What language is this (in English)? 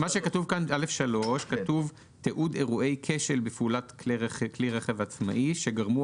Hebrew